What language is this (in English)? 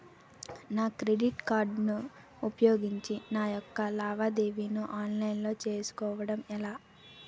Telugu